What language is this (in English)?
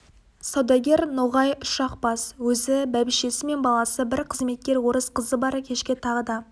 Kazakh